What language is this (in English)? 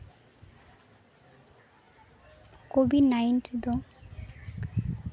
Santali